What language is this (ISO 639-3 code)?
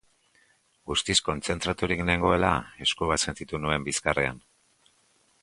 eus